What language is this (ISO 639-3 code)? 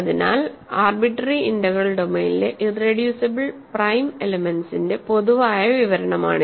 mal